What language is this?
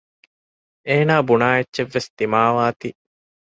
Divehi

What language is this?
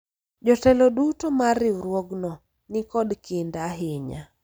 Luo (Kenya and Tanzania)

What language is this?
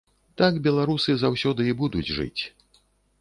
Belarusian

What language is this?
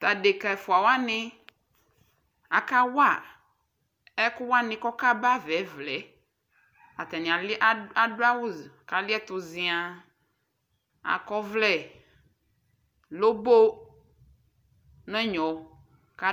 Ikposo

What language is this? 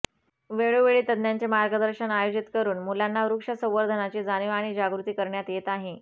Marathi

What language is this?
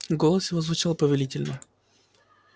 Russian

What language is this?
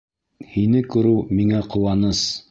Bashkir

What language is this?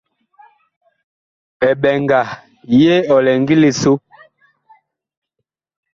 Bakoko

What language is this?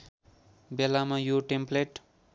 Nepali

